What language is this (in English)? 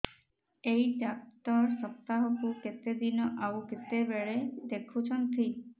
Odia